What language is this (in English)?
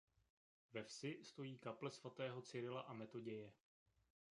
Czech